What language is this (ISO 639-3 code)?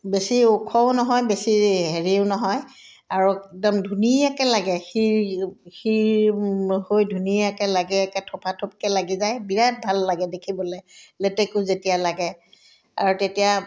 asm